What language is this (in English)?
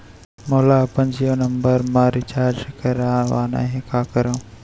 Chhattisgarhi